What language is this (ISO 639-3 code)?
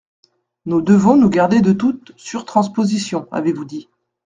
fra